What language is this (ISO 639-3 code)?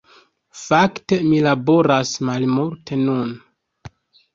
epo